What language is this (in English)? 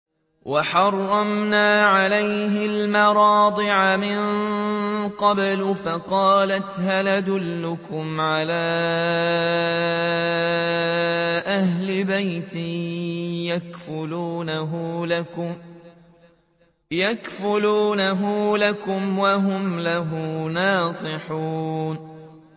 Arabic